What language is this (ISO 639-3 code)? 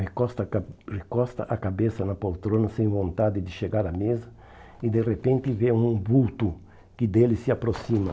por